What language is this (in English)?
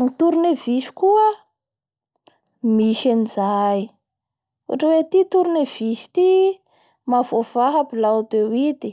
Bara Malagasy